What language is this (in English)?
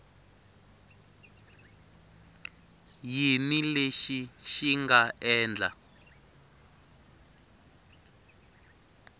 Tsonga